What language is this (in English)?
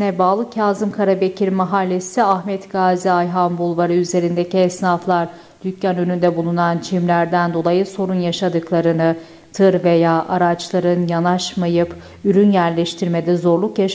Turkish